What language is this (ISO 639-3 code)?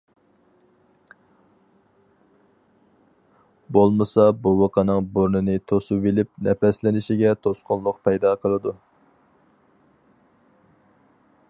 uig